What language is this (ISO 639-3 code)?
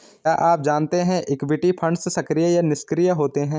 hin